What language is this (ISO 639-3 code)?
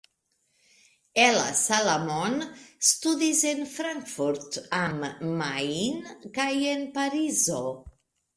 epo